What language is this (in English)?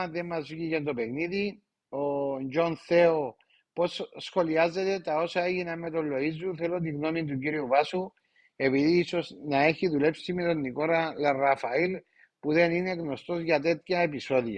Greek